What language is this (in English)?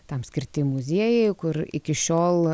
Lithuanian